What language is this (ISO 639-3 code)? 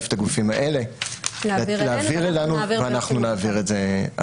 heb